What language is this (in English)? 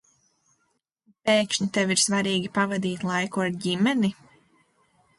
Latvian